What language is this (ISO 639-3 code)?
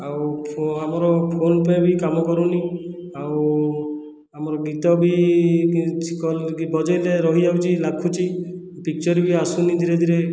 ori